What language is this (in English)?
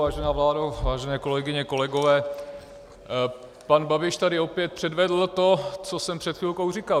Czech